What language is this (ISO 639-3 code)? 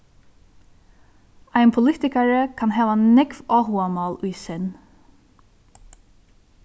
fao